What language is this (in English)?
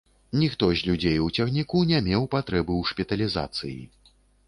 Belarusian